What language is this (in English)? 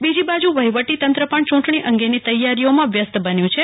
Gujarati